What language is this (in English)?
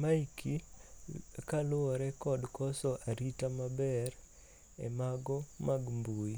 Luo (Kenya and Tanzania)